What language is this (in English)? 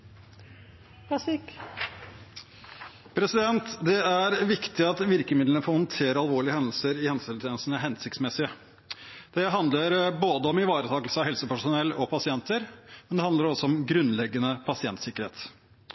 Norwegian